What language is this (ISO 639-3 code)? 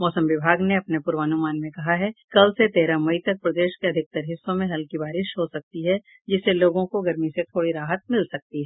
hin